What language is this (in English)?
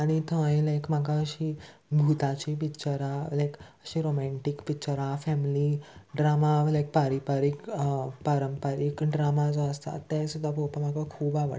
Konkani